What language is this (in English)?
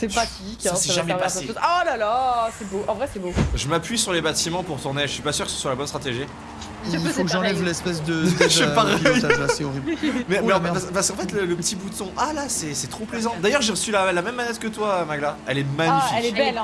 French